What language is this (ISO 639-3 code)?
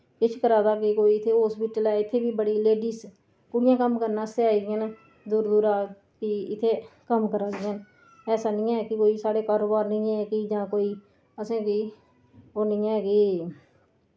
doi